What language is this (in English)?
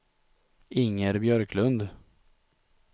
Swedish